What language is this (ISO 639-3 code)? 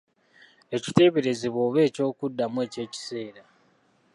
lug